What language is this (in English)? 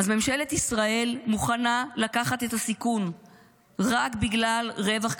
Hebrew